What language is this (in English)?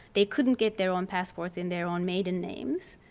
English